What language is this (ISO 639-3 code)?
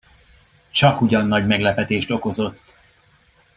hun